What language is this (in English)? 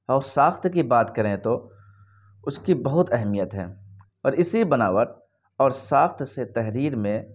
Urdu